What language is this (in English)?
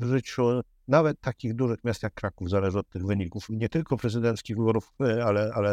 Polish